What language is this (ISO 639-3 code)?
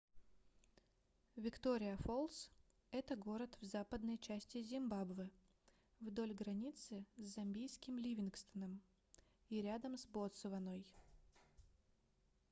rus